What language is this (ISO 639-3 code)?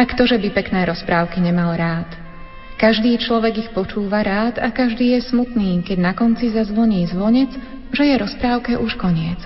slk